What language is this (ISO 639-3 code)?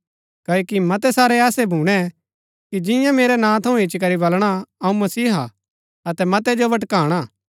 gbk